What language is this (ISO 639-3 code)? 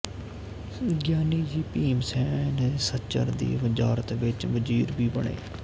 pan